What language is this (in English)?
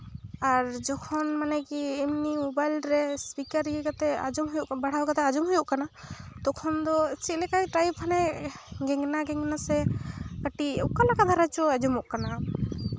Santali